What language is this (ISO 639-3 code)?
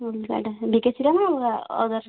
ori